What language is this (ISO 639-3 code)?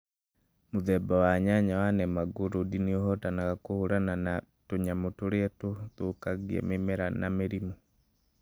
kik